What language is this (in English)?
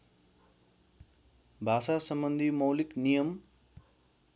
Nepali